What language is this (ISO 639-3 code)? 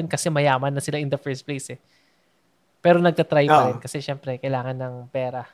fil